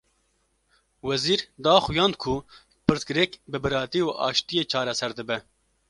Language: Kurdish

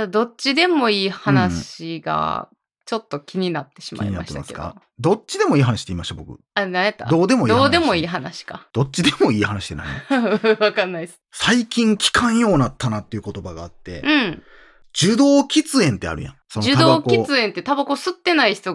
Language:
Japanese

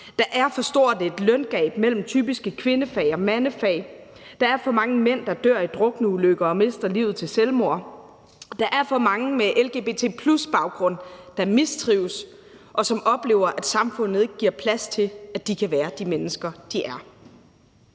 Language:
Danish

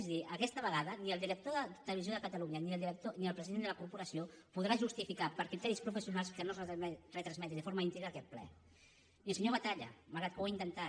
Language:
Catalan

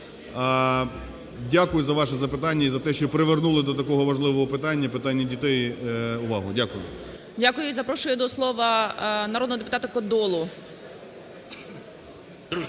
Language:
Ukrainian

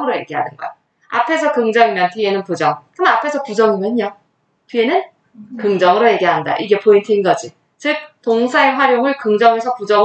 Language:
Korean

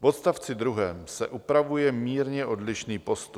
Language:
Czech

